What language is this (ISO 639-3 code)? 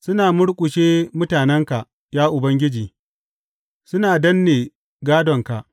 hau